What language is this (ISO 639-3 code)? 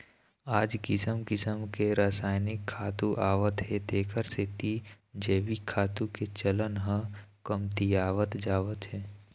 hne